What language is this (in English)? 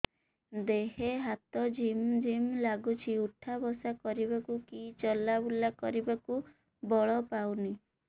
Odia